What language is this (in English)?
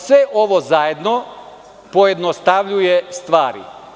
Serbian